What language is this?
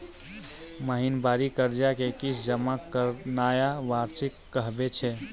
Maithili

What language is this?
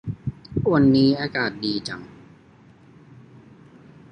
Thai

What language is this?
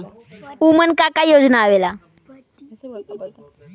Bhojpuri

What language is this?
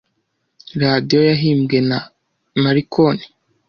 Kinyarwanda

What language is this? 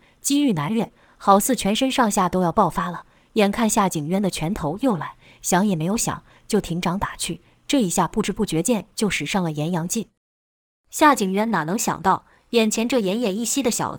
Chinese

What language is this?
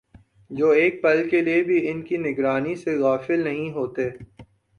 Urdu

